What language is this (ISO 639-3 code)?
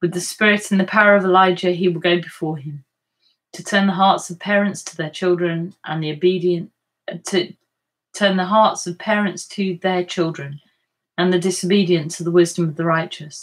eng